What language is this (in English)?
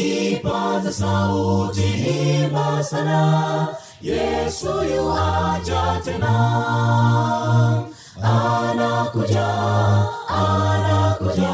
Swahili